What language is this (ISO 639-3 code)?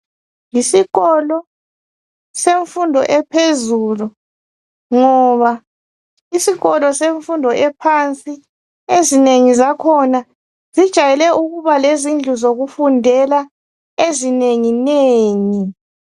nde